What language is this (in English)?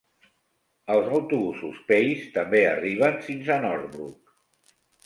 Catalan